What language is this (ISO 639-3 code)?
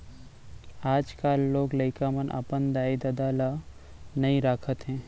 hne